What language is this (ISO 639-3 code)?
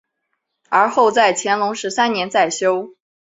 zho